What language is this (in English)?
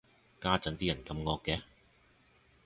Cantonese